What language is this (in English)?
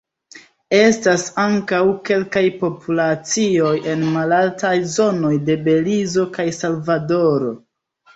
Esperanto